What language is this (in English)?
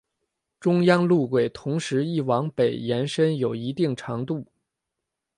Chinese